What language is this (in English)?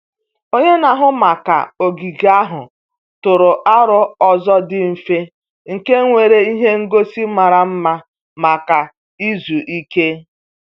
Igbo